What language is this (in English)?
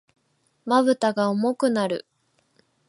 Japanese